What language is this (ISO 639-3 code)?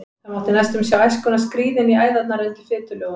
isl